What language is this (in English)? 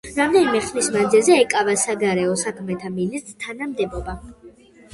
Georgian